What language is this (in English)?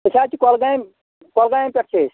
Kashmiri